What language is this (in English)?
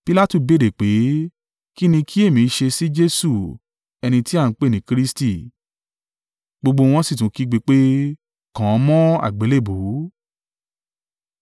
Yoruba